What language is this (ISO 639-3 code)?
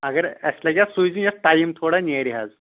kas